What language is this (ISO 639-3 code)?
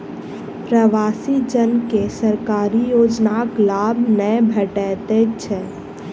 mai